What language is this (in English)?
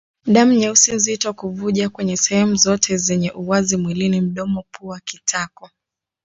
Swahili